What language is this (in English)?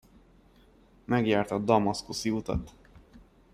Hungarian